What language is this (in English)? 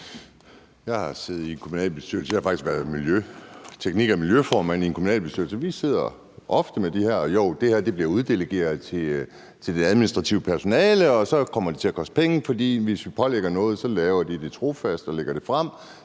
Danish